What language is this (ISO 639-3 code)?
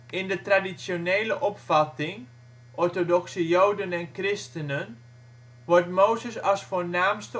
nld